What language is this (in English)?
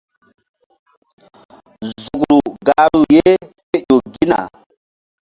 Mbum